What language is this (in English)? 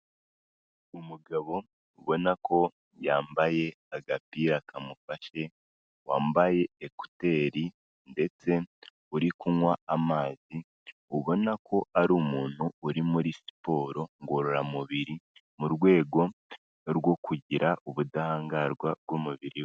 Kinyarwanda